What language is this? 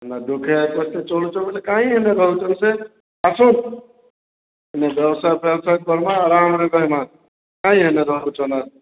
Odia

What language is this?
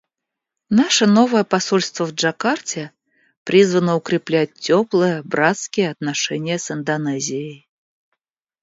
Russian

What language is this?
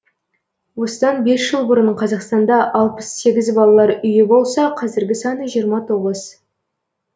Kazakh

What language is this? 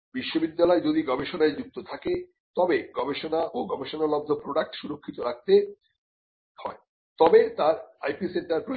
Bangla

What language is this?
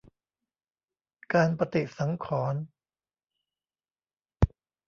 Thai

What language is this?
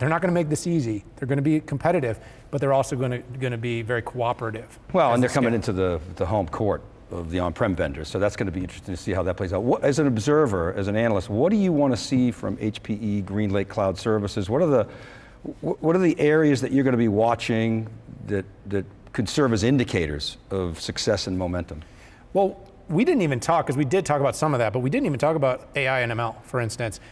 English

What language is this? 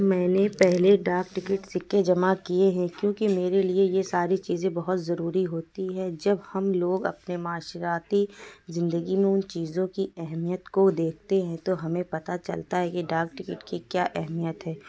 Urdu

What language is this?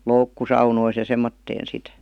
Finnish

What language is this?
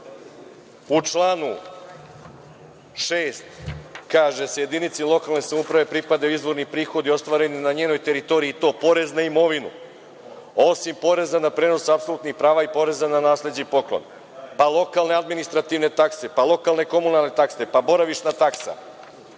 Serbian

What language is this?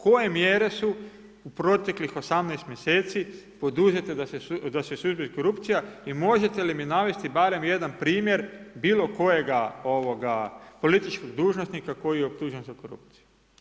Croatian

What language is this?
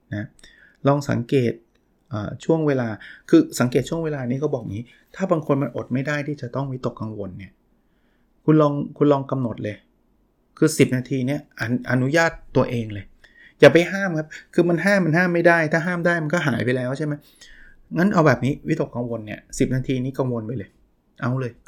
Thai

